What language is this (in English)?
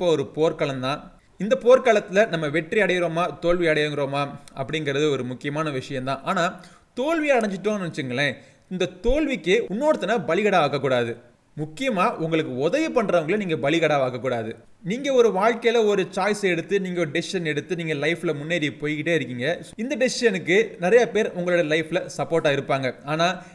Tamil